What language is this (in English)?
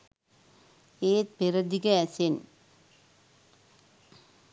Sinhala